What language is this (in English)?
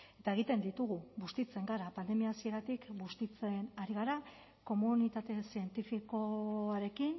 Basque